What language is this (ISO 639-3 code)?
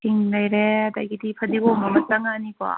mni